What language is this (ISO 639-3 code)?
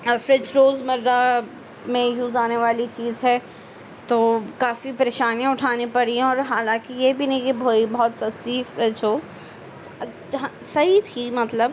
urd